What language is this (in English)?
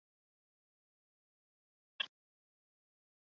Chinese